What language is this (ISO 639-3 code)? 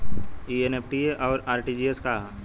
bho